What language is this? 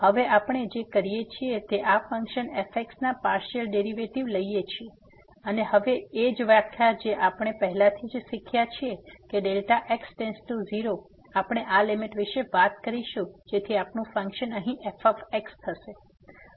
Gujarati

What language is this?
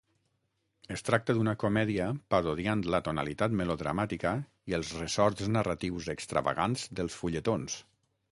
Catalan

